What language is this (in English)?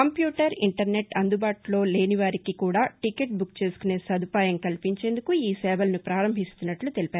Telugu